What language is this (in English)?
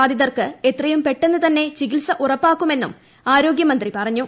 Malayalam